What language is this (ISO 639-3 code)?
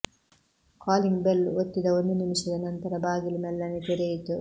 kan